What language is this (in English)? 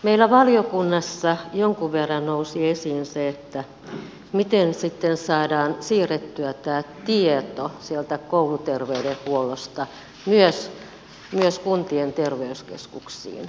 Finnish